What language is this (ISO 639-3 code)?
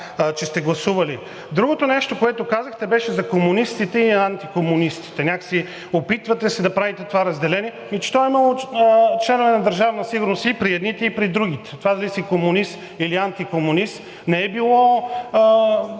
bul